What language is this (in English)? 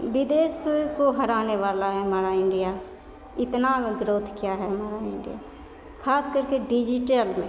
Maithili